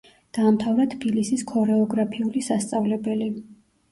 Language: Georgian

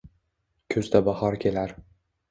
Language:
Uzbek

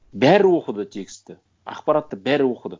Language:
Kazakh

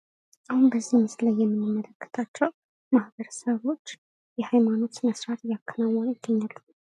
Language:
Amharic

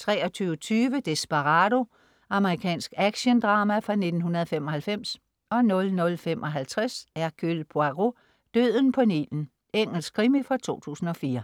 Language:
Danish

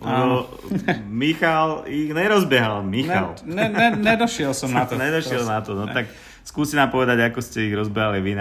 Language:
Slovak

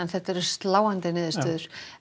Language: Icelandic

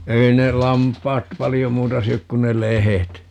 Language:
Finnish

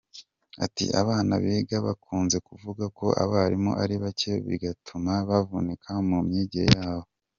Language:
Kinyarwanda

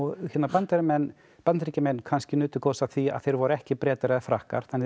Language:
Icelandic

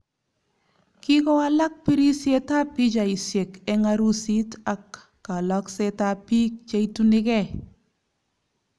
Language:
Kalenjin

